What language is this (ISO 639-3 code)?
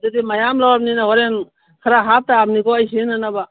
mni